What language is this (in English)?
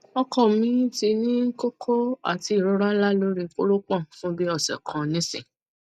Yoruba